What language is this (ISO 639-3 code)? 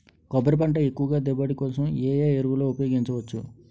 tel